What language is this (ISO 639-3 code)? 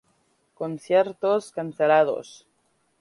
spa